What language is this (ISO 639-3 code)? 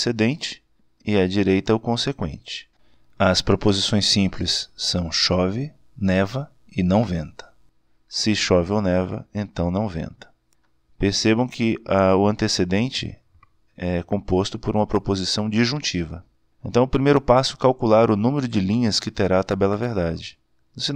por